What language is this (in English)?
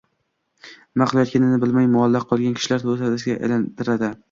Uzbek